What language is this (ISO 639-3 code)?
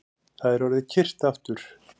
isl